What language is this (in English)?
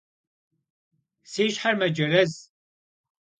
Kabardian